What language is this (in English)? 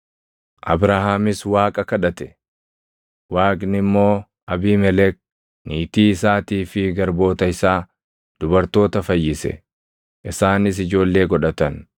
Oromo